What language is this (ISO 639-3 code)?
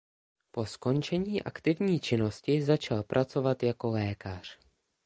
ces